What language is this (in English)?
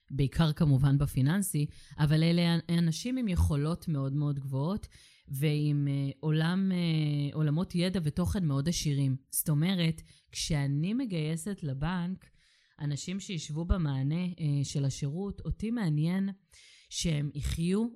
Hebrew